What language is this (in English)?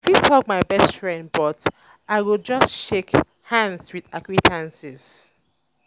Nigerian Pidgin